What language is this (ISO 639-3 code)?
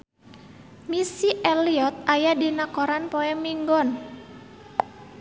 sun